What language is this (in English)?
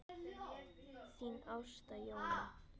Icelandic